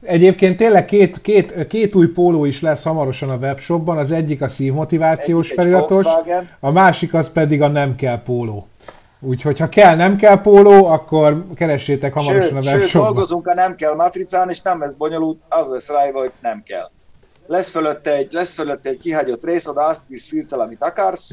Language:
Hungarian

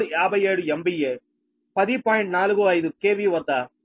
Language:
Telugu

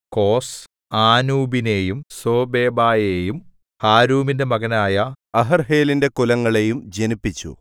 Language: Malayalam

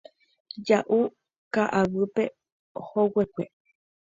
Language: Guarani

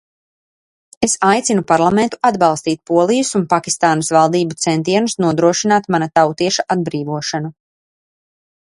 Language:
Latvian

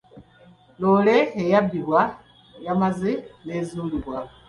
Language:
Ganda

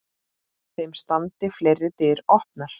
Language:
Icelandic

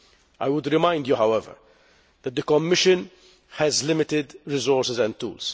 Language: English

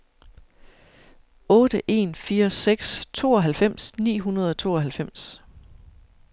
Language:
Danish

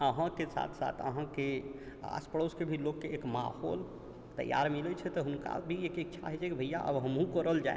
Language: Maithili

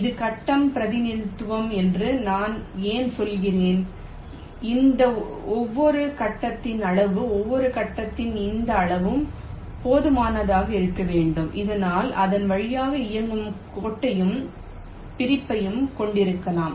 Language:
Tamil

